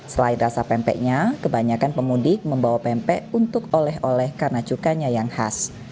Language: Indonesian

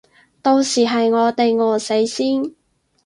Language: Cantonese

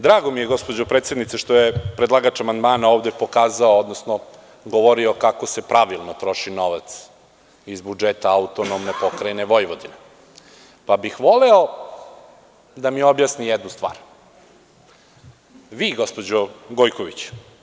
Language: Serbian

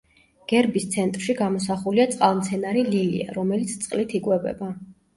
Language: Georgian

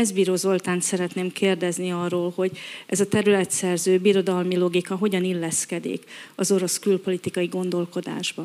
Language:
Hungarian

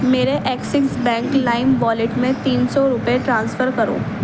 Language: Urdu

